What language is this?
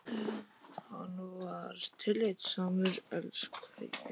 Icelandic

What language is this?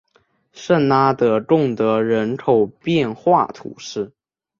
Chinese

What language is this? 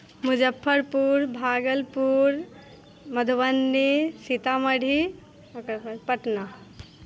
Maithili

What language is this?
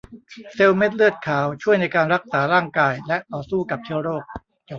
Thai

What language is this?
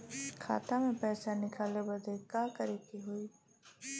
Bhojpuri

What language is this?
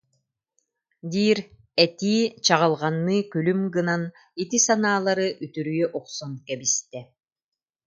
Yakut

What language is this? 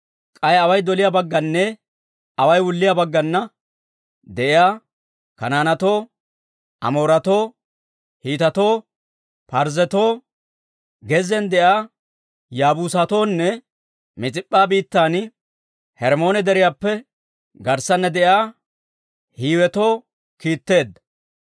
Dawro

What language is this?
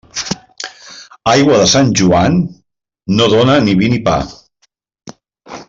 Catalan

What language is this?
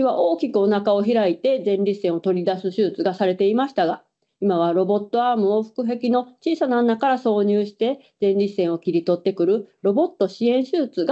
Japanese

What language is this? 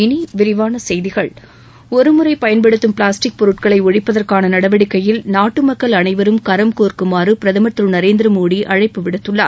Tamil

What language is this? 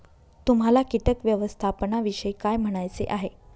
Marathi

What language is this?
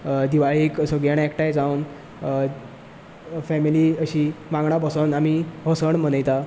Konkani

